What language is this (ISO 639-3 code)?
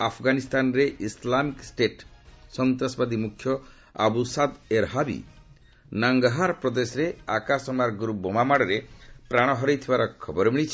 ori